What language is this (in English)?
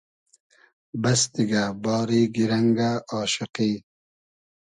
Hazaragi